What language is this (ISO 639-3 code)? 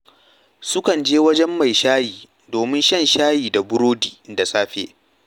hau